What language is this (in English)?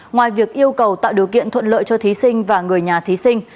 Vietnamese